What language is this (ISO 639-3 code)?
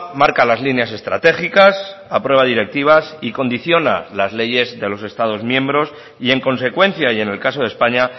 spa